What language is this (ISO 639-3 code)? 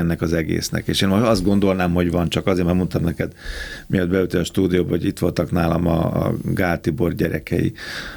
hun